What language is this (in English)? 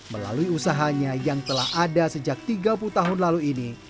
Indonesian